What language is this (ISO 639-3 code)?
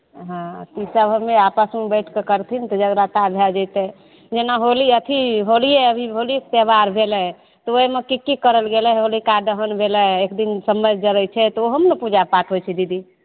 mai